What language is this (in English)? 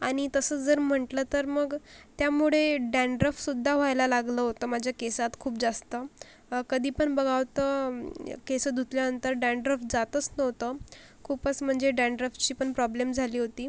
Marathi